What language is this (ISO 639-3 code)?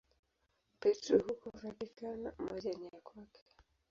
swa